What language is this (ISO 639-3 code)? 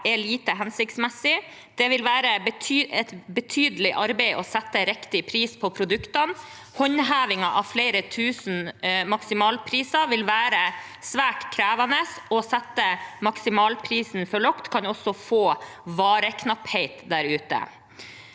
nor